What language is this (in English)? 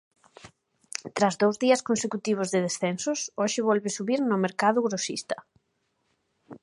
Galician